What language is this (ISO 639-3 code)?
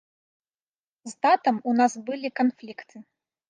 bel